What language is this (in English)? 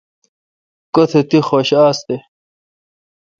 Kalkoti